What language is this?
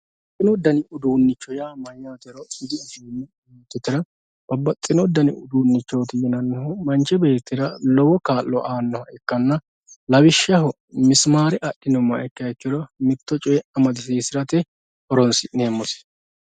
Sidamo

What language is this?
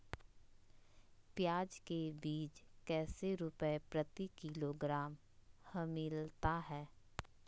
Magahi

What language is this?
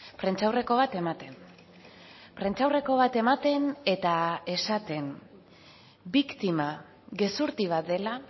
Basque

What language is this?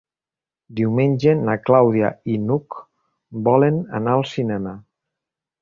Catalan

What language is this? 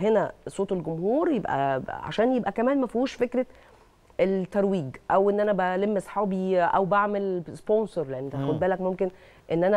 Arabic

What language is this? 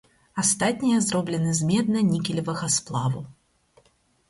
Belarusian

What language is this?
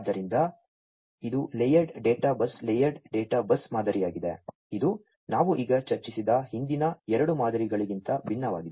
Kannada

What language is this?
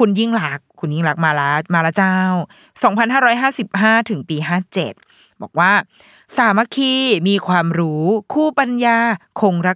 Thai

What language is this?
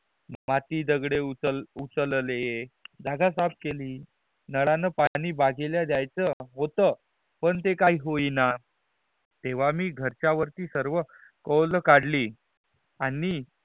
Marathi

